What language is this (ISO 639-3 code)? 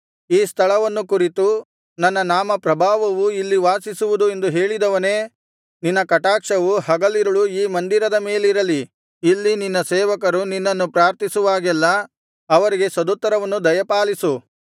kan